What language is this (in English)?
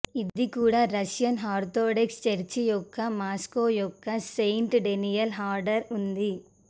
Telugu